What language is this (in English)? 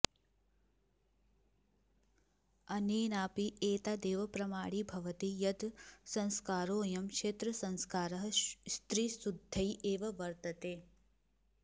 Sanskrit